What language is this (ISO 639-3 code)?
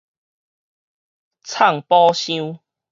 nan